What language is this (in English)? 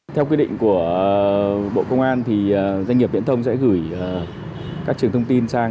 Vietnamese